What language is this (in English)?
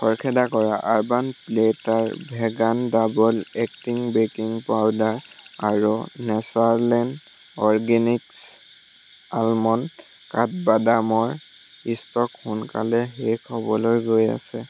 Assamese